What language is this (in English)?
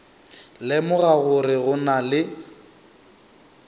Northern Sotho